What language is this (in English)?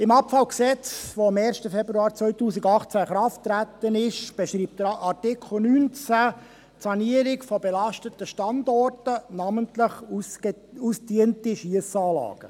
Swiss German